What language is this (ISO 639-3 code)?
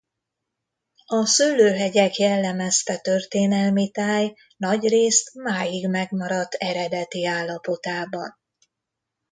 hun